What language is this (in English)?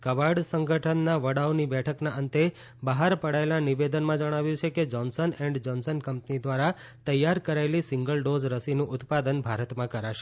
Gujarati